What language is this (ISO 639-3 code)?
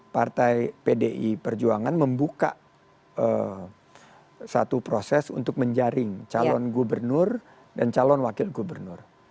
ind